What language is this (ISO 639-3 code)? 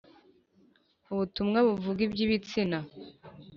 kin